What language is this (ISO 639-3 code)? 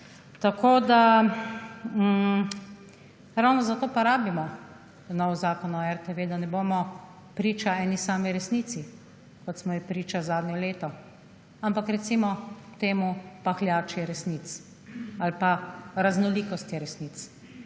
slv